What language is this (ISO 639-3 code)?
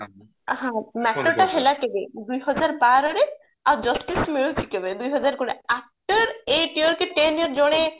ori